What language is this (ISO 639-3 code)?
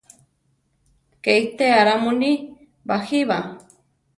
tar